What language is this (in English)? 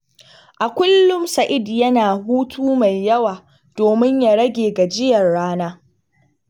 Hausa